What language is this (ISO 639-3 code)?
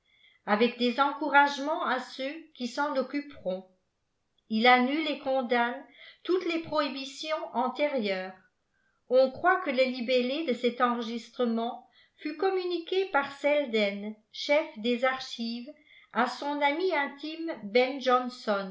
fra